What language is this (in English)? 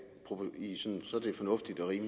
Danish